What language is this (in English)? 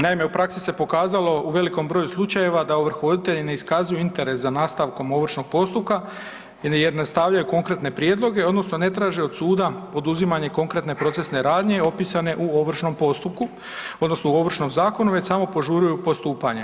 Croatian